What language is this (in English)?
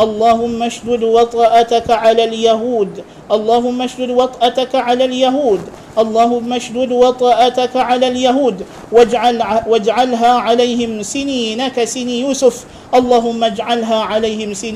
Malay